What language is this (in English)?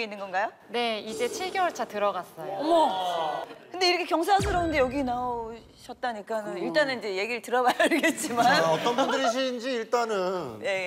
Korean